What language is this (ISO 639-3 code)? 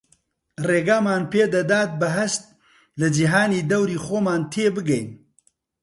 ckb